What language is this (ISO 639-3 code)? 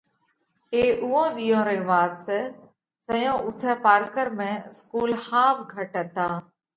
kvx